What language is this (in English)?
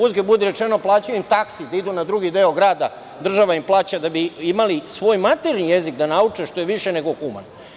Serbian